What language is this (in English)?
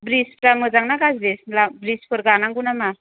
Bodo